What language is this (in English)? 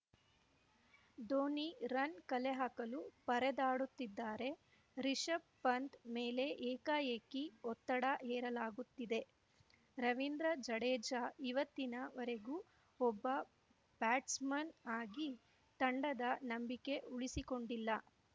Kannada